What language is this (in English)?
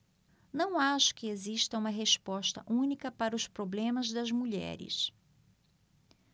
Portuguese